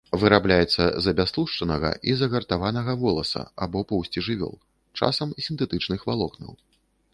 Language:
Belarusian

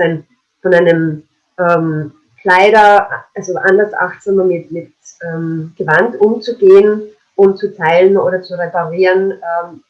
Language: German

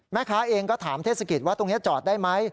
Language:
Thai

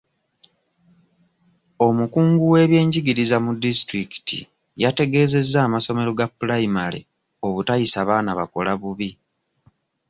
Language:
Ganda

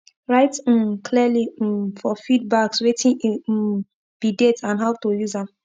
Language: Nigerian Pidgin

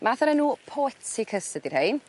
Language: Welsh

